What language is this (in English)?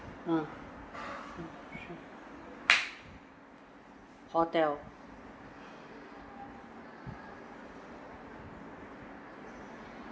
English